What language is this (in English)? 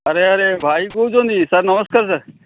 Odia